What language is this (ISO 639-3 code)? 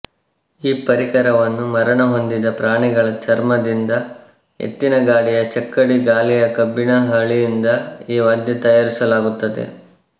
kan